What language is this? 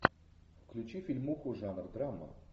Russian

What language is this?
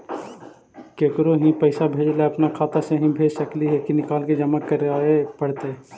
Magahi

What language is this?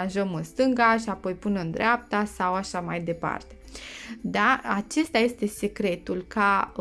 Romanian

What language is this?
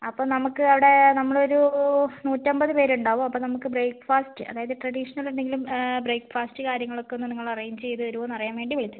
Malayalam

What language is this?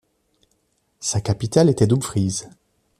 French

